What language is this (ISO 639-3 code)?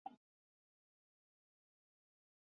zho